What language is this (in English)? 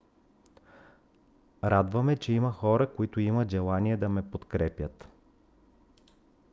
Bulgarian